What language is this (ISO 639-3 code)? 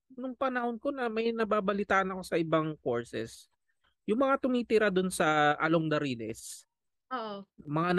fil